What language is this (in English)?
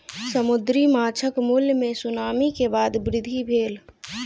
Maithili